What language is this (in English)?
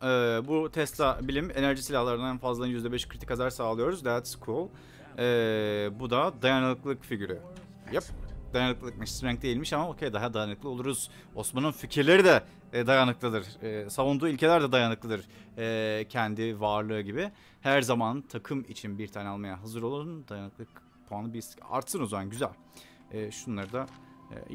Turkish